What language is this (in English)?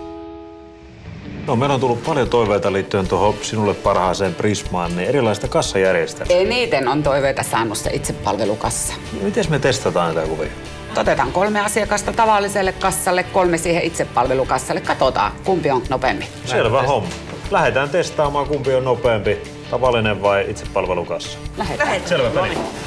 Finnish